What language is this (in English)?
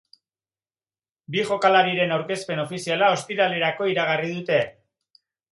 Basque